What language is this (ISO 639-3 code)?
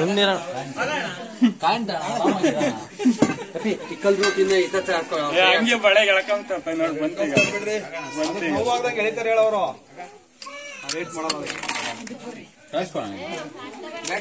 ara